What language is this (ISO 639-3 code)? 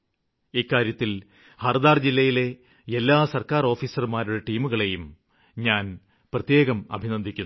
mal